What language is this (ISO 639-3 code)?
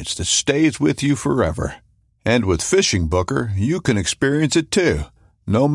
eng